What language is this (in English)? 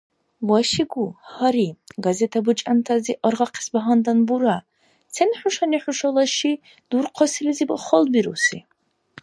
Dargwa